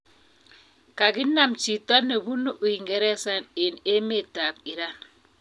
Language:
Kalenjin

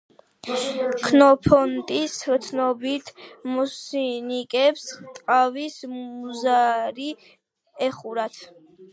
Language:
Georgian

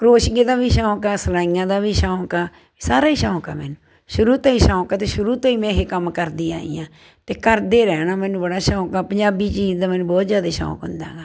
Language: Punjabi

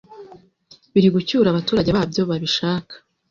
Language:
Kinyarwanda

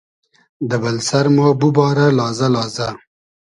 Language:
Hazaragi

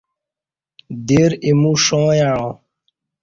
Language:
Kati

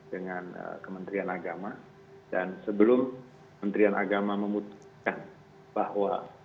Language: Indonesian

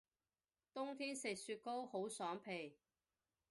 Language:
Cantonese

